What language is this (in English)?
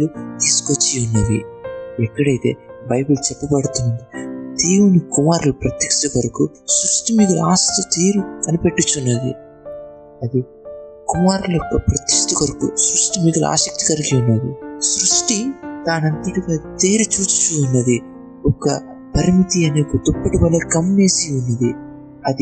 Telugu